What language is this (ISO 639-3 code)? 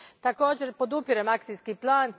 hrv